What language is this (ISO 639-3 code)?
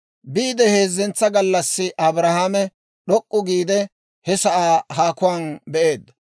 dwr